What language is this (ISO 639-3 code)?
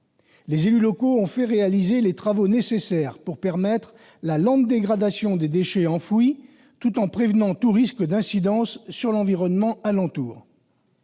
fra